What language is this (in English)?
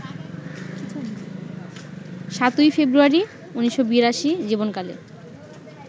Bangla